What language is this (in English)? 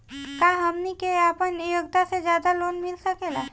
Bhojpuri